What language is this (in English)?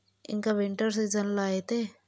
Telugu